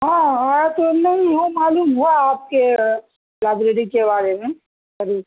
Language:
Urdu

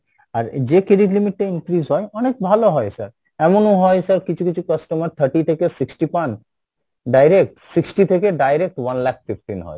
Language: Bangla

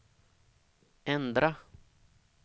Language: Swedish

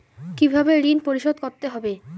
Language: Bangla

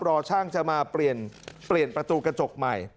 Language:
Thai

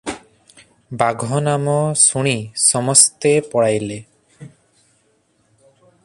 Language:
Odia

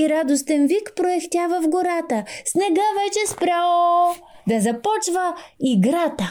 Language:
Bulgarian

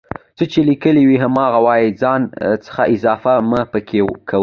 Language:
Pashto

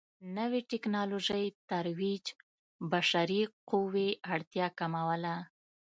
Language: Pashto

